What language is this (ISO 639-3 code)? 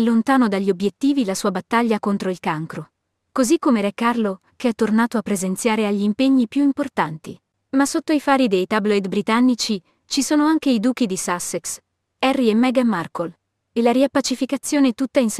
ita